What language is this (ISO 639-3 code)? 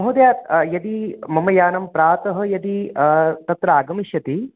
san